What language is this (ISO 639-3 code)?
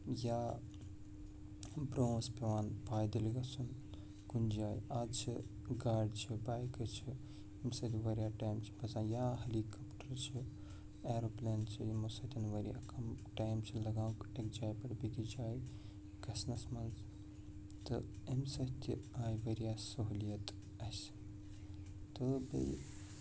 kas